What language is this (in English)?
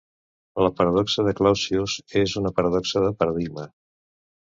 Catalan